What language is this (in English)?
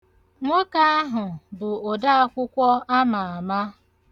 Igbo